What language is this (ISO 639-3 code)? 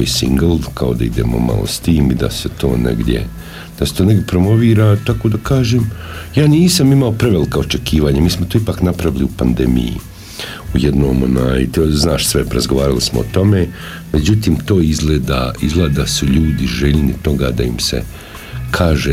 hrv